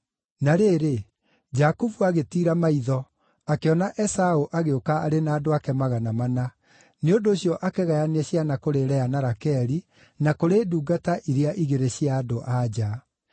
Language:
Kikuyu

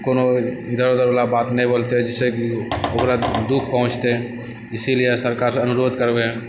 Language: Maithili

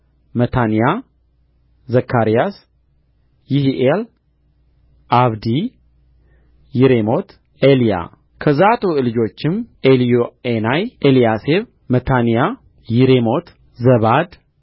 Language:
Amharic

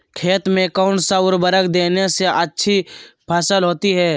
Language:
Magahi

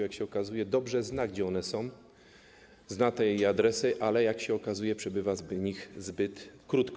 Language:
Polish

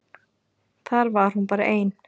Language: Icelandic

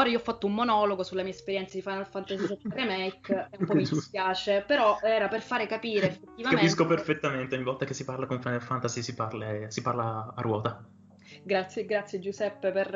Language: Italian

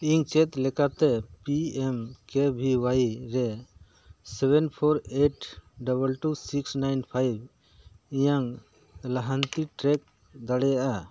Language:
Santali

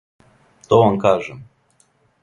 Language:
Serbian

